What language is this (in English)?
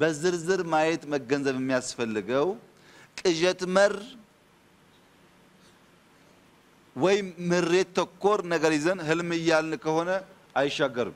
Arabic